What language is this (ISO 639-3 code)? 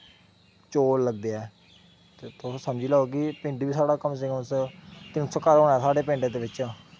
doi